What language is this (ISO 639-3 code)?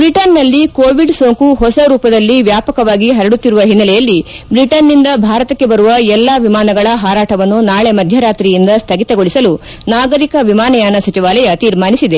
kan